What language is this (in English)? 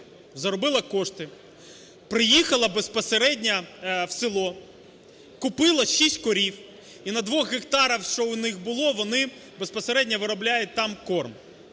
Ukrainian